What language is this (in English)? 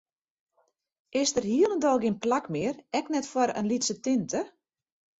Western Frisian